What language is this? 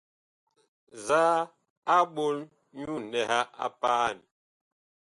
Bakoko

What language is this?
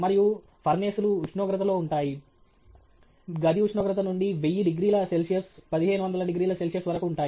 Telugu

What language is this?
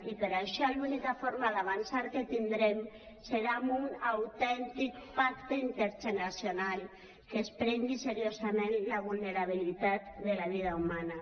Catalan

